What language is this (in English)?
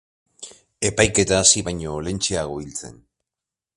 Basque